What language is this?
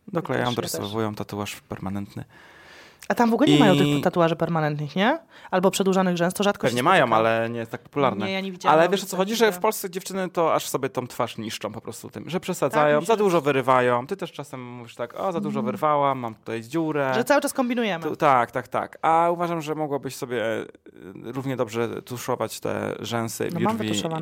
Polish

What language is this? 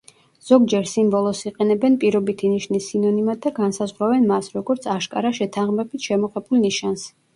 Georgian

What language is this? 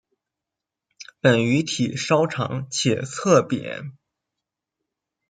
Chinese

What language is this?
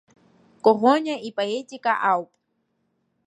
Abkhazian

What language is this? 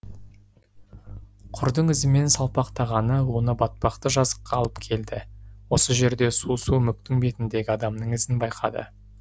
Kazakh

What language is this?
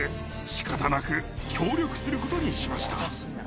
Japanese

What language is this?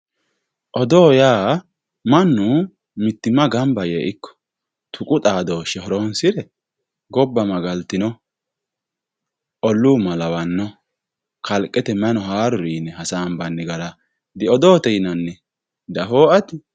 Sidamo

